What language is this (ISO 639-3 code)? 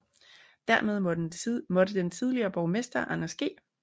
dan